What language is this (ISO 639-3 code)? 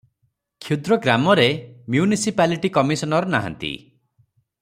ori